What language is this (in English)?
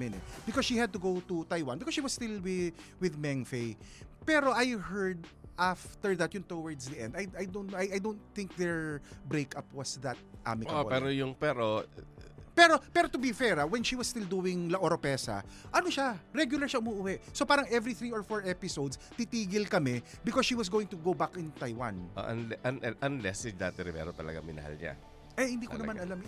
Filipino